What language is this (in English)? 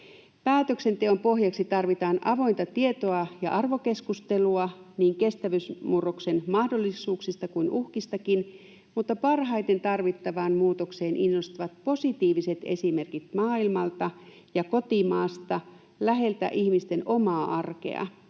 Finnish